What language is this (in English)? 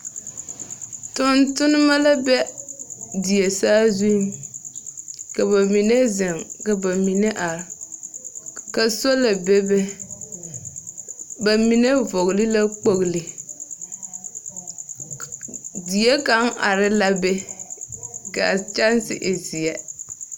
Southern Dagaare